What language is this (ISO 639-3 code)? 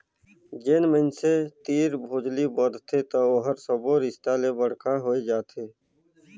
hne